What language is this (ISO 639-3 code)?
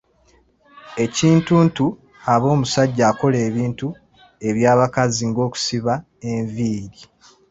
lug